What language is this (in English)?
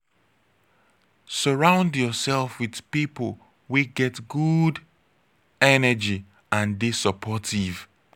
Nigerian Pidgin